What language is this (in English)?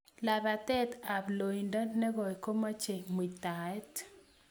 Kalenjin